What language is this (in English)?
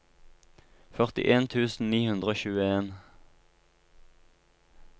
Norwegian